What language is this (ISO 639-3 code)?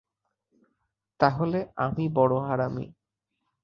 ben